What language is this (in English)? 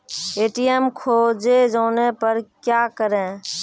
Maithili